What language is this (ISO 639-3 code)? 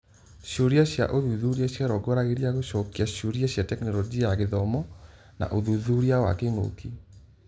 kik